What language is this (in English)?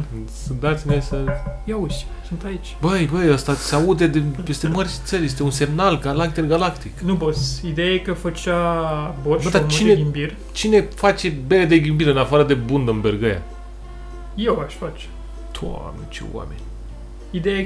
Romanian